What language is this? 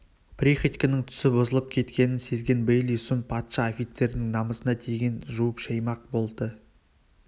Kazakh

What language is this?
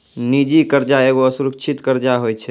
Maithili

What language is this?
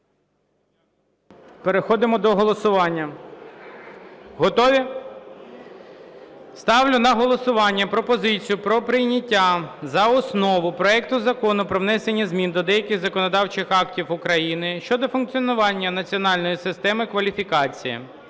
Ukrainian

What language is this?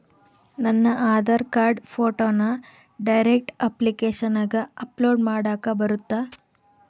Kannada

